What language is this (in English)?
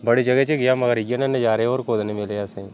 Dogri